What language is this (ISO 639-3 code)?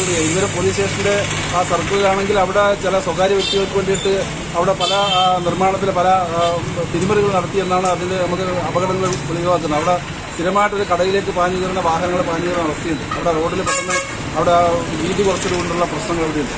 tur